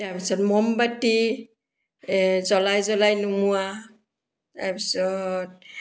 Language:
Assamese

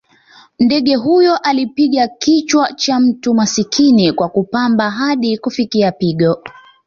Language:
Swahili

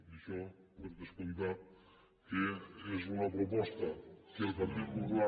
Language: Catalan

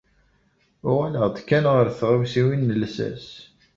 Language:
Kabyle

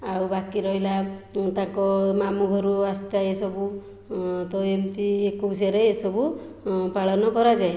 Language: Odia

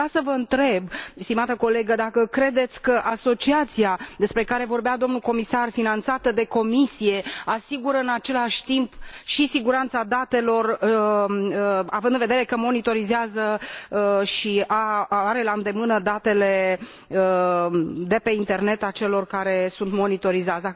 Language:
Romanian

